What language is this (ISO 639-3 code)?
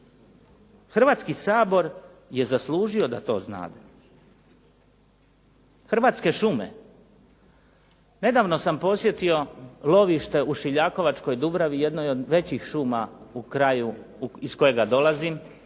hrv